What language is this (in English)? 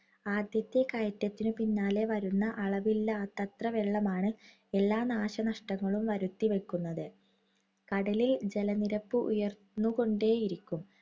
Malayalam